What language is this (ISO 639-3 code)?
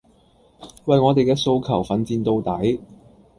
yue